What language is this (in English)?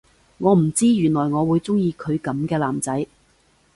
Cantonese